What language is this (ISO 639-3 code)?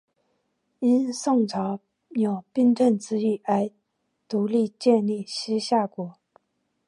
zho